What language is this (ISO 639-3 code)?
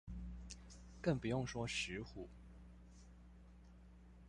zho